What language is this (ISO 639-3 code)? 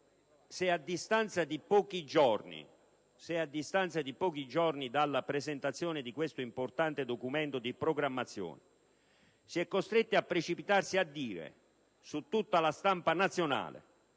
ita